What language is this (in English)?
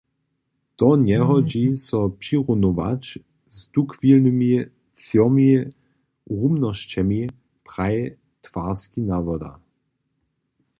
Upper Sorbian